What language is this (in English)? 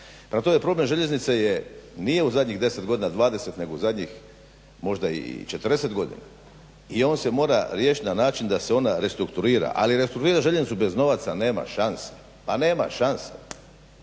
Croatian